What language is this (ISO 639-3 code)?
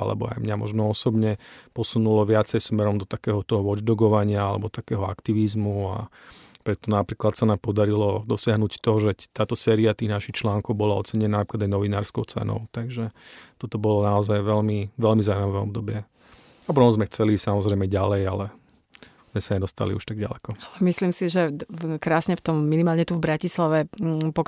slk